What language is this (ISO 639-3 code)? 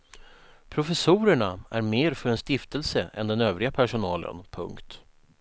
swe